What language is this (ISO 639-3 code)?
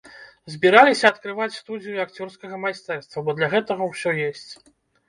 bel